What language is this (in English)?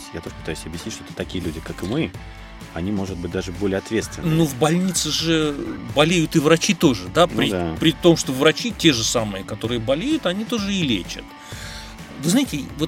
Russian